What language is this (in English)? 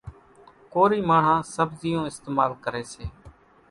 Kachi Koli